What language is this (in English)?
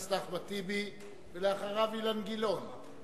Hebrew